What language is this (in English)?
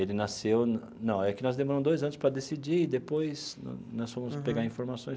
Portuguese